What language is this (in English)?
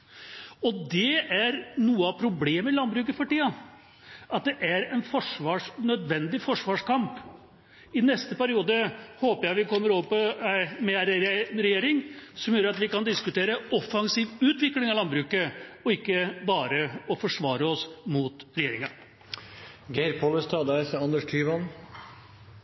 Norwegian